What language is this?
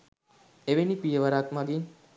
Sinhala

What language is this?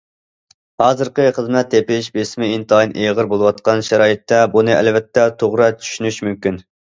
Uyghur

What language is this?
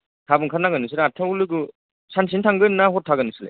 Bodo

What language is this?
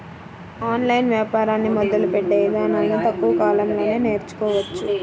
Telugu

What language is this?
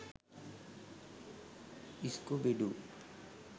Sinhala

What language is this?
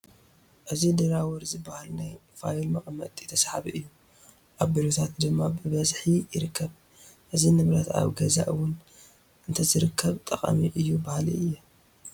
Tigrinya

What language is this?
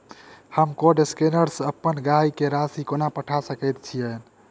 Maithili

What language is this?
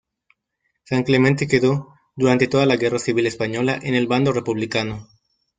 Spanish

